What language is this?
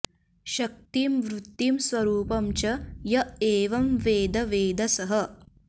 Sanskrit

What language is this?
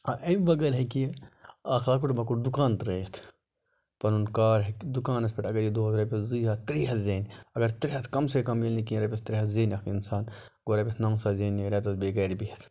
Kashmiri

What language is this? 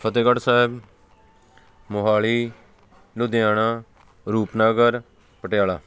Punjabi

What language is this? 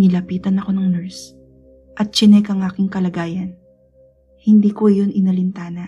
Filipino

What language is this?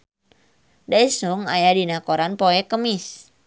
Sundanese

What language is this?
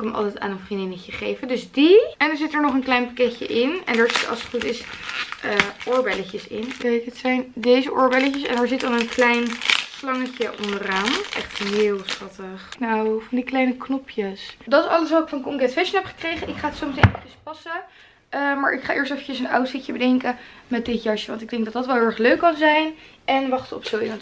Dutch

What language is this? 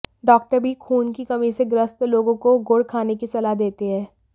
Hindi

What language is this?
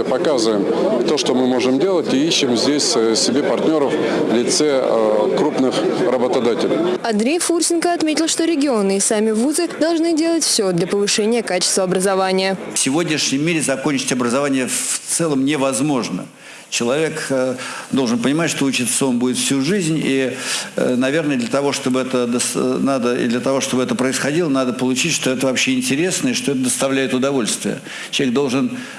Russian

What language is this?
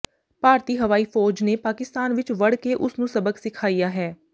Punjabi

